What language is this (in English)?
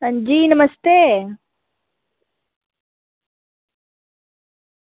Dogri